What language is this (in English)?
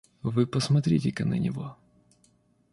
Russian